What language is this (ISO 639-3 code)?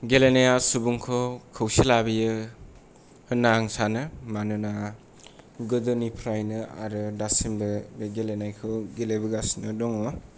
brx